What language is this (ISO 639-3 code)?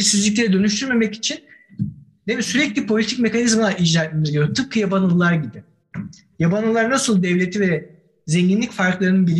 tur